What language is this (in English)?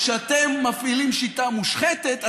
Hebrew